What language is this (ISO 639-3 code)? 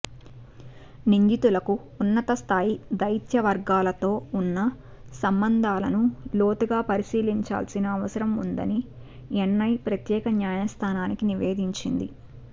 tel